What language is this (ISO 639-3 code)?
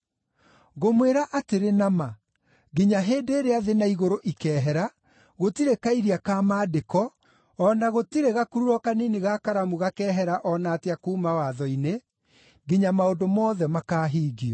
kik